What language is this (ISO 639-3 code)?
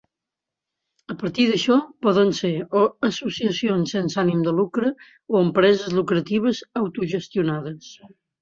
cat